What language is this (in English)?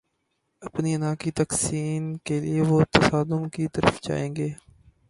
Urdu